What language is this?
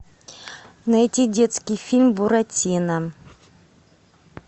Russian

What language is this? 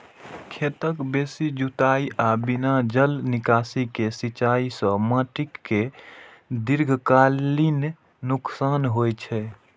Maithili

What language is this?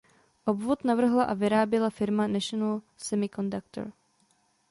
Czech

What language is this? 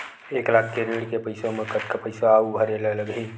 Chhattisgarhi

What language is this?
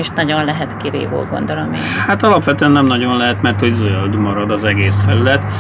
Hungarian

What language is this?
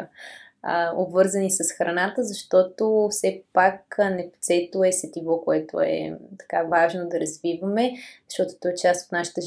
Bulgarian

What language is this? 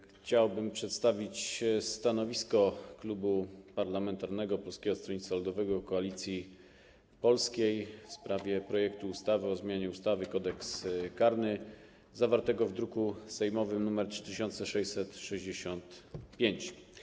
Polish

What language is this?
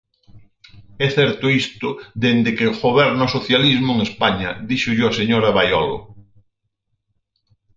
Galician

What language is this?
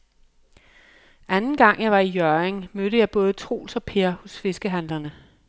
Danish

